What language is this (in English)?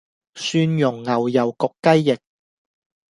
Cantonese